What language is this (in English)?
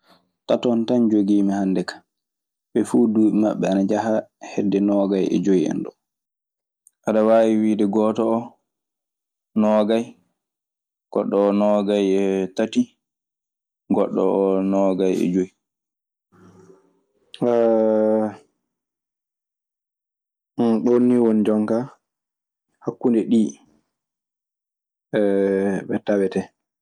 Maasina Fulfulde